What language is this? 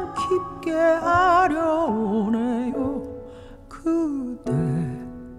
Korean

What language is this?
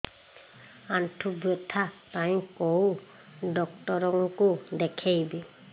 Odia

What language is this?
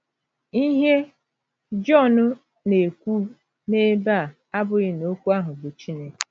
Igbo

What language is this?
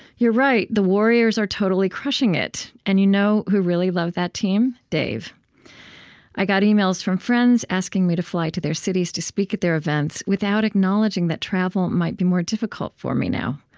English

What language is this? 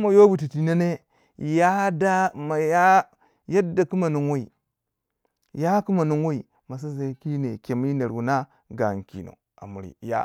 Waja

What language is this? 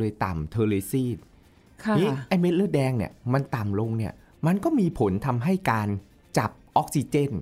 Thai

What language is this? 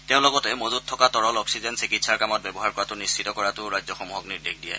Assamese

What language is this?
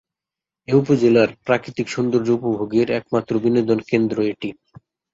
Bangla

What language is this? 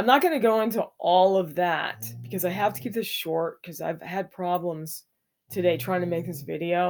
English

